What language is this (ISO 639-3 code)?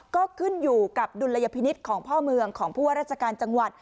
tha